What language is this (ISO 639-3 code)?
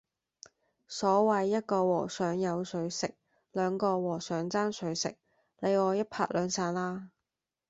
yue